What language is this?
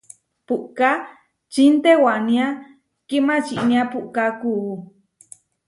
Huarijio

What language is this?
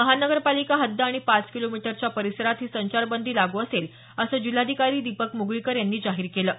Marathi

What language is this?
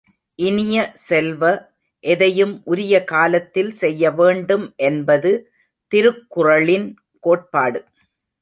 Tamil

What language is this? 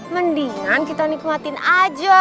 Indonesian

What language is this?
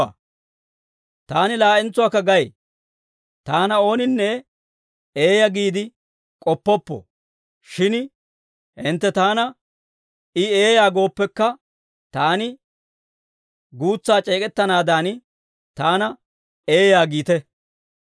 Dawro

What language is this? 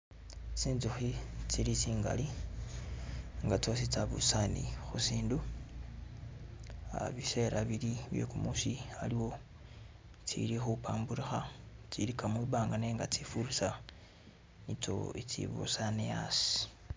Masaaba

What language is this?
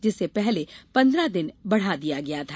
Hindi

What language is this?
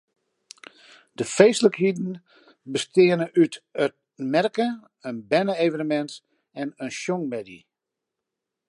Western Frisian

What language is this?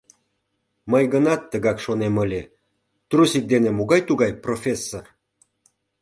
Mari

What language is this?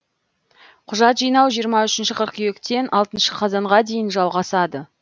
Kazakh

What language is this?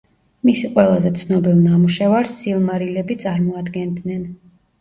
Georgian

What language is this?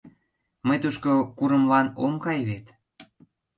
Mari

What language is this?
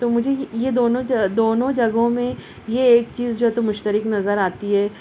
Urdu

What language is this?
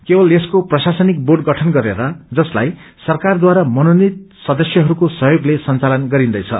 Nepali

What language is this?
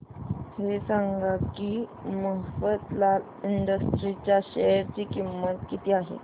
Marathi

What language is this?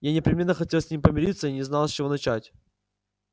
Russian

